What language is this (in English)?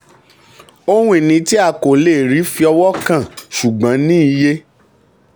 Yoruba